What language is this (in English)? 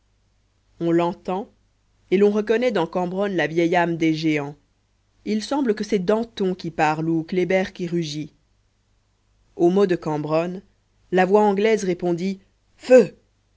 French